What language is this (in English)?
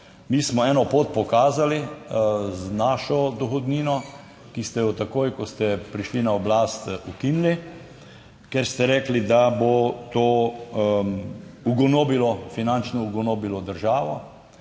Slovenian